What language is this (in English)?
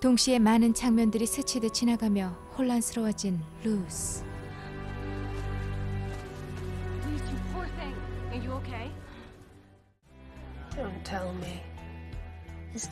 Korean